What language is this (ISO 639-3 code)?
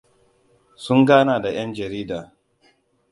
hau